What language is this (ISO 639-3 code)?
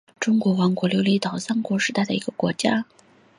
zho